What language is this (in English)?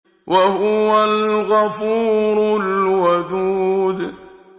Arabic